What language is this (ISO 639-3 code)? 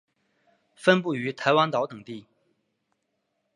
zho